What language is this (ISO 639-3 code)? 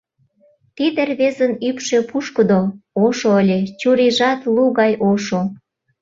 chm